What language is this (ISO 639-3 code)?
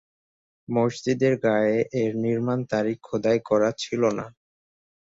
ben